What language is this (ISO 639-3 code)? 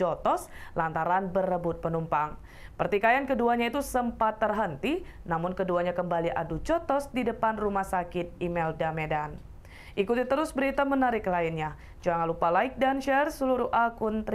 ind